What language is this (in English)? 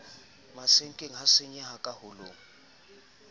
Southern Sotho